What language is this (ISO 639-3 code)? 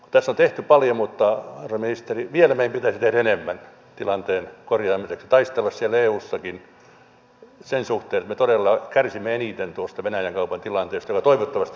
fin